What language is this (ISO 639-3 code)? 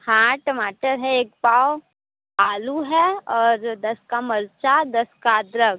hin